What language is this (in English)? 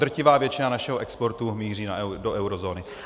Czech